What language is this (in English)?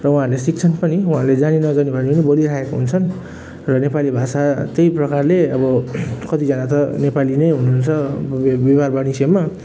Nepali